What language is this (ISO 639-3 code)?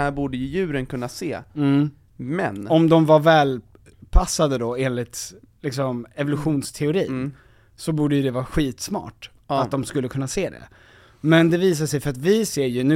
swe